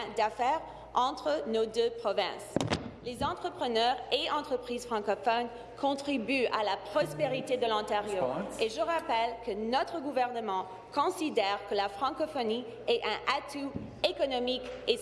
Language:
French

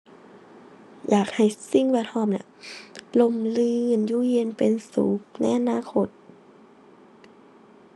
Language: Thai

